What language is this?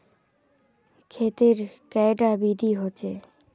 Magahi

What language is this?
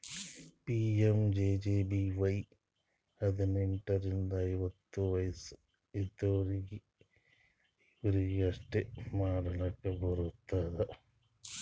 Kannada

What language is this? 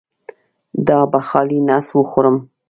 Pashto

